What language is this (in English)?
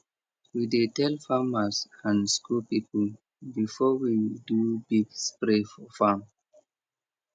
Nigerian Pidgin